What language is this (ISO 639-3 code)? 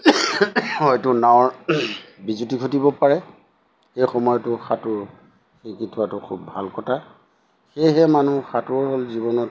asm